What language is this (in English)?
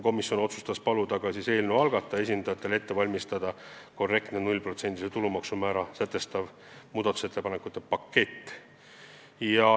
Estonian